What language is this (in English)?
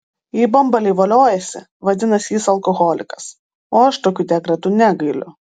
Lithuanian